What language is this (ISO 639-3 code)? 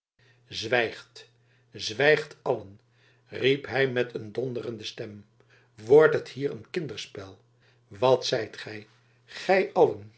nld